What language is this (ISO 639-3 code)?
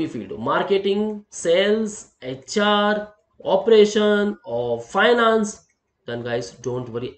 hin